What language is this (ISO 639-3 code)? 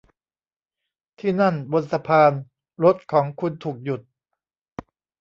tha